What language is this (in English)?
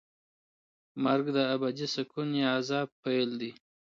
Pashto